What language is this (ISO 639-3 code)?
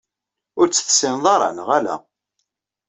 kab